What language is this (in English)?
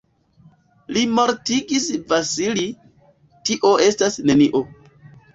Esperanto